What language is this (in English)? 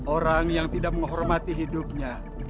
Indonesian